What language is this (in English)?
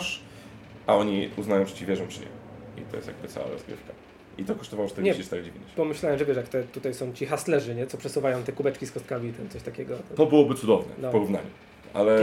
Polish